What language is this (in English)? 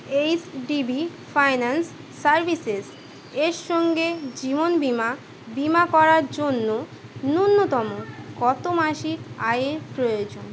Bangla